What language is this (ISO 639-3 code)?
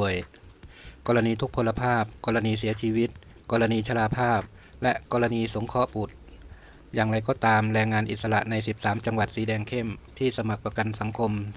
tha